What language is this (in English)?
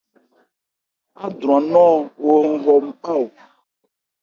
Ebrié